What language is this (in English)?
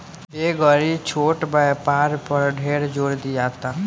Bhojpuri